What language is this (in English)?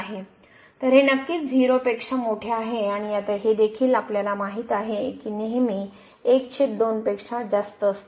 Marathi